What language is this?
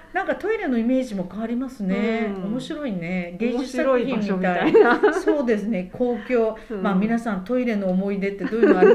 Japanese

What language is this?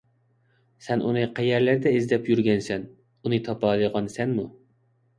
Uyghur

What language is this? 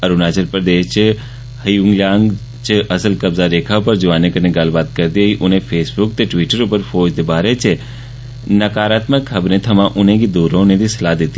Dogri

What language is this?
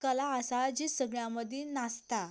Konkani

